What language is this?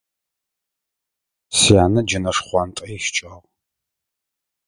Adyghe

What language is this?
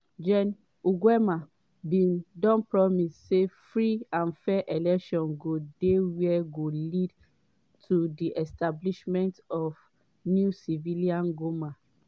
Nigerian Pidgin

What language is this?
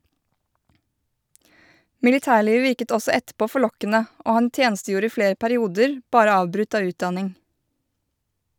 Norwegian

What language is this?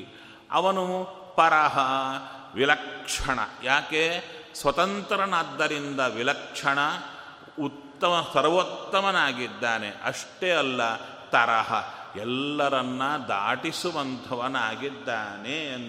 Kannada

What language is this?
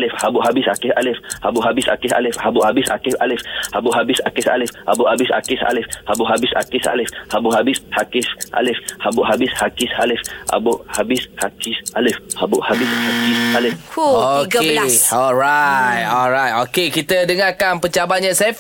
Malay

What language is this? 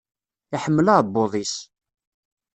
Kabyle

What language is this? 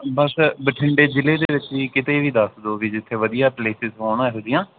Punjabi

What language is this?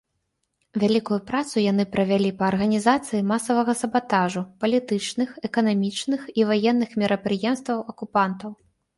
Belarusian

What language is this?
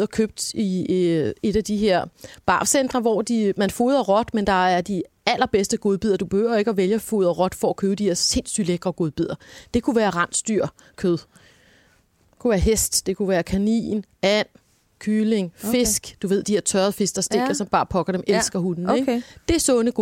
Danish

